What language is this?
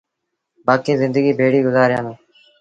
Sindhi Bhil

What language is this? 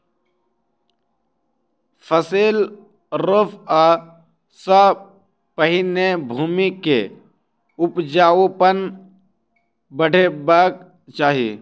Maithili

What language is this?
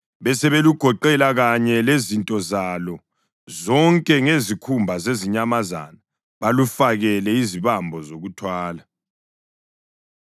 North Ndebele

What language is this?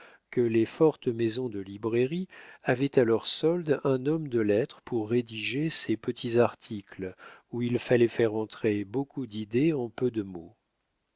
French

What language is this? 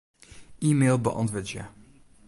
Western Frisian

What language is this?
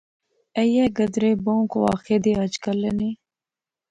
Pahari-Potwari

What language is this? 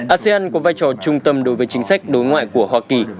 Vietnamese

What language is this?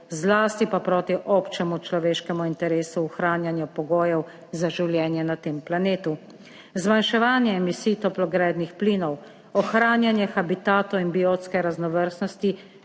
Slovenian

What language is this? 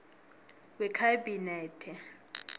South Ndebele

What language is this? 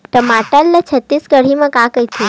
Chhattisgarhi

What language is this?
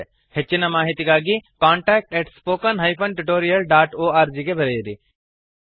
Kannada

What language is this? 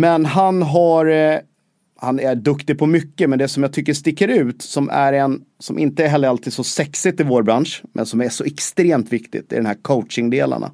Swedish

